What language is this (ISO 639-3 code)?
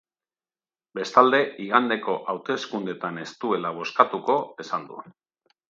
eus